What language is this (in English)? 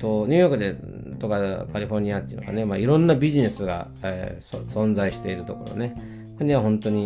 Japanese